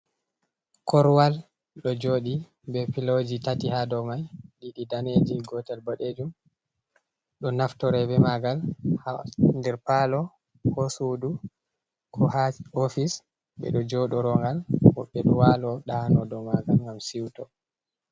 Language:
Fula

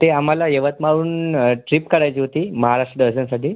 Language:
Marathi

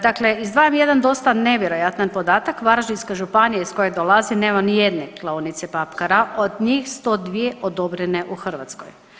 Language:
Croatian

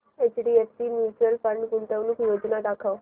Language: Marathi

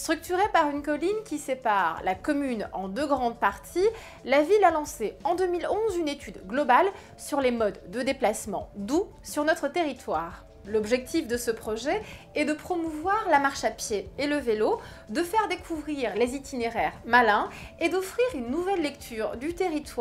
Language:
French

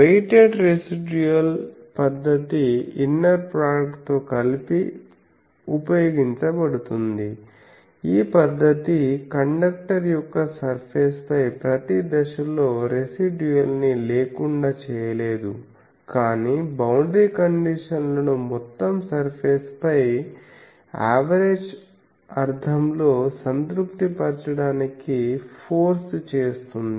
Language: Telugu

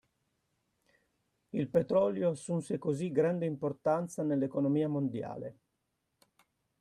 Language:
Italian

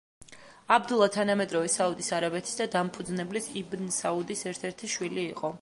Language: Georgian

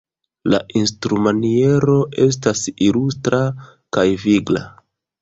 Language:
Esperanto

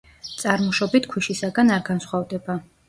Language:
Georgian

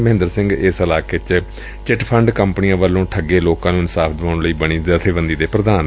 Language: Punjabi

